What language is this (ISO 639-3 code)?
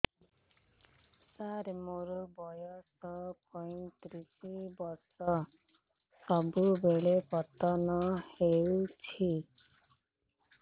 ori